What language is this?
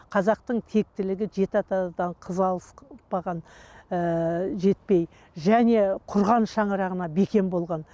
Kazakh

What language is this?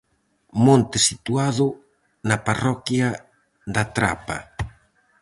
Galician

